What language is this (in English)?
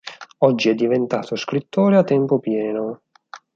Italian